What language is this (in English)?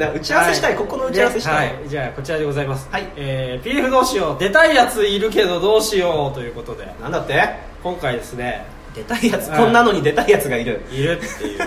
Japanese